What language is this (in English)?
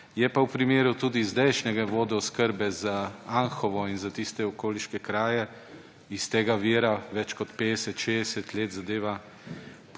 Slovenian